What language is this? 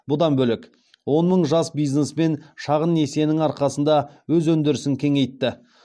Kazakh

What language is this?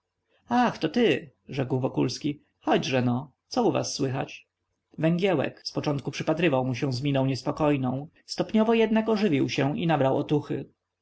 Polish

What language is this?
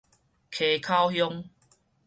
Min Nan Chinese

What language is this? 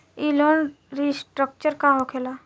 Bhojpuri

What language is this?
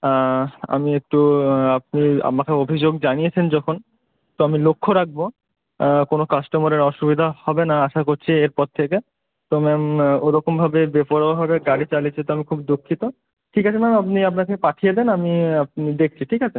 Bangla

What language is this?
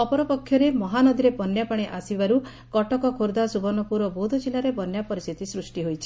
Odia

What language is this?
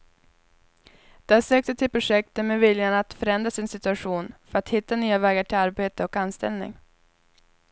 Swedish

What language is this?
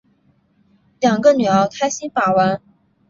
Chinese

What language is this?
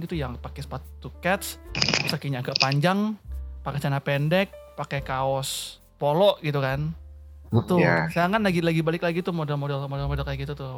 Indonesian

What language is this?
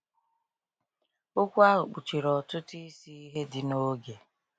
Igbo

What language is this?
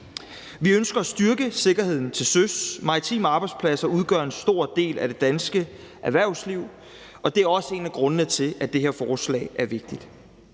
Danish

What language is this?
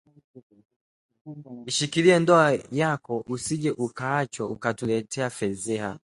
Swahili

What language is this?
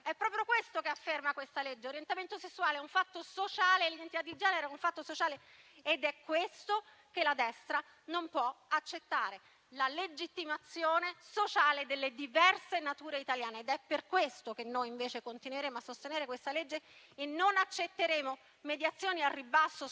Italian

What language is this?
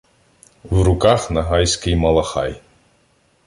Ukrainian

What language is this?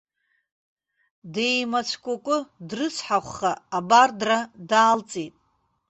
Abkhazian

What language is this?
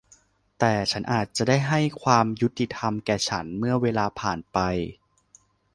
Thai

